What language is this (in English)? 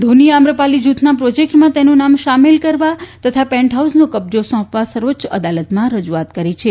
Gujarati